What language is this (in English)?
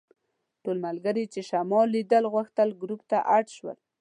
Pashto